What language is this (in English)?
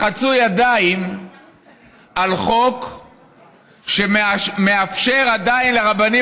Hebrew